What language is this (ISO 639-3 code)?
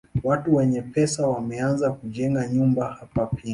swa